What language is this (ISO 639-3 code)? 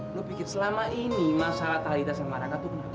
ind